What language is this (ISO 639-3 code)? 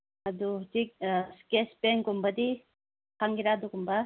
mni